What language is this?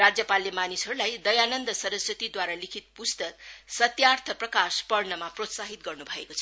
Nepali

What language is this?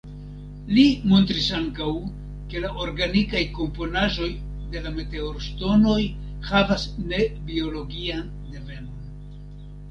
Esperanto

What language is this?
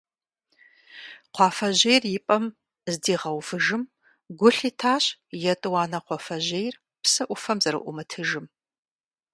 Kabardian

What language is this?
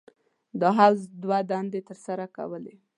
Pashto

